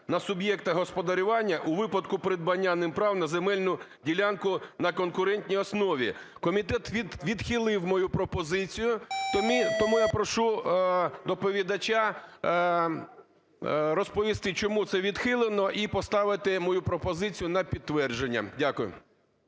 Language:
Ukrainian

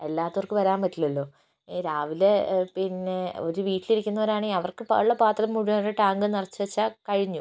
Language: Malayalam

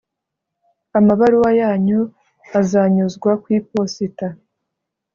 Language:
Kinyarwanda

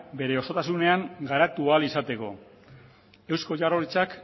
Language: Basque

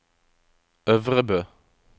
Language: Norwegian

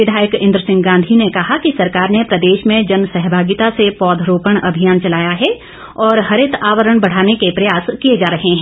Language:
Hindi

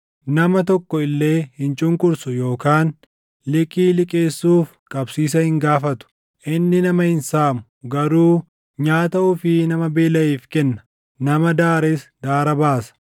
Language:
Oromo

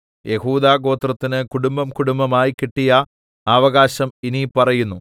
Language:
Malayalam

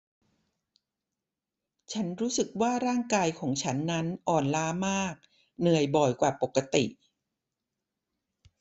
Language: Thai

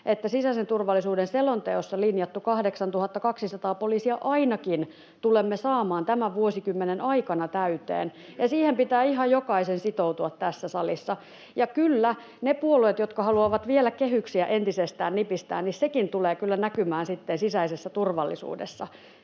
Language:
Finnish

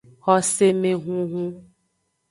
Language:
Aja (Benin)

